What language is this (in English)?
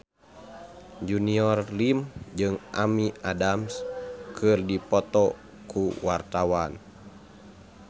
Sundanese